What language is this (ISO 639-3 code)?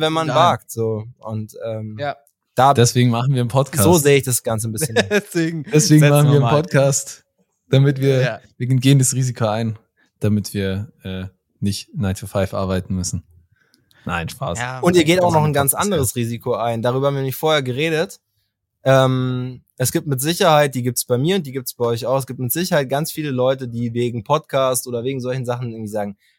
deu